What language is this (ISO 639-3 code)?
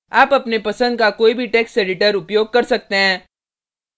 hin